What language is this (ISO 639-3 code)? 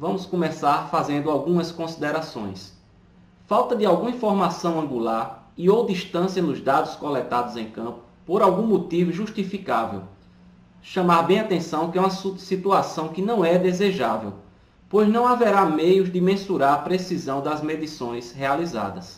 por